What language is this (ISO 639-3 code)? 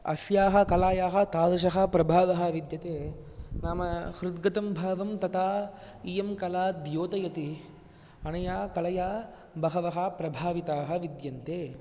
san